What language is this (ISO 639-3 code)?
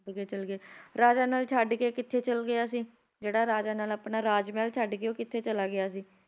pan